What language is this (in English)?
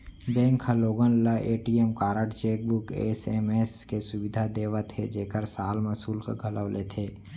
Chhattisgarhi